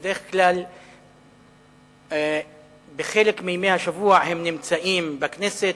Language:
Hebrew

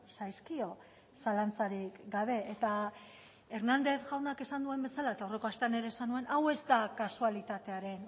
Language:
Basque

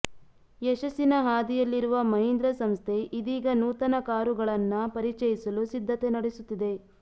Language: Kannada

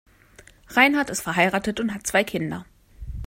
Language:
German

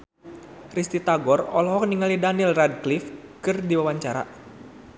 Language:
Sundanese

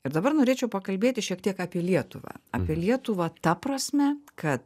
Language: Lithuanian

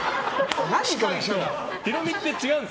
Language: Japanese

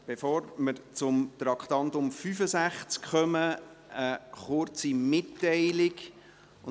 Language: Swiss German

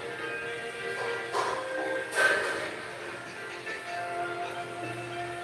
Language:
Portuguese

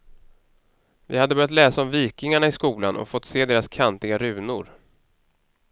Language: Swedish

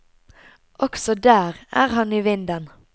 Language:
Norwegian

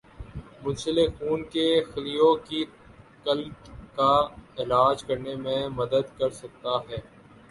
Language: Urdu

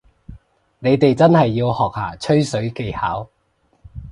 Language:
Cantonese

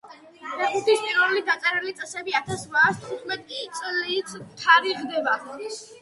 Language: Georgian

